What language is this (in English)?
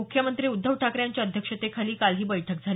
Marathi